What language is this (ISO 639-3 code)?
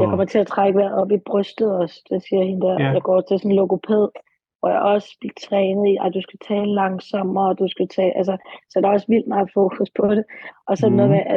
dan